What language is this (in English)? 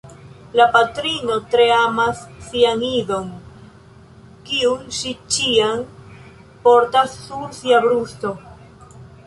Esperanto